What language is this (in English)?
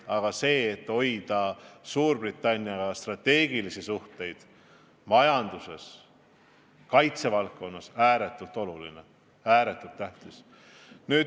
Estonian